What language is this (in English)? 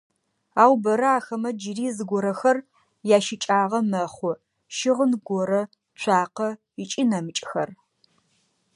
Adyghe